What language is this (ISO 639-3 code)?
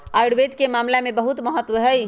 mag